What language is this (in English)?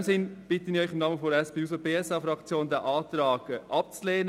Swiss German